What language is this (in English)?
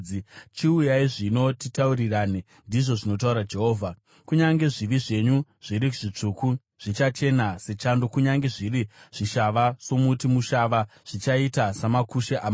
Shona